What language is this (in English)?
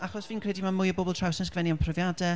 Welsh